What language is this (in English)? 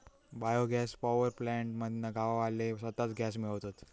Marathi